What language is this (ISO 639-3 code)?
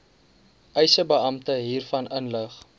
afr